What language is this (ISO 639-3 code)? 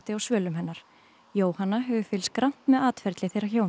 isl